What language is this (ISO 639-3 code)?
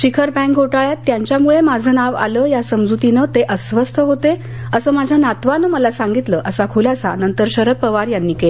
mar